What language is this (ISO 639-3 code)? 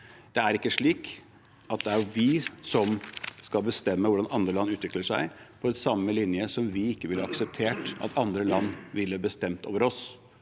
nor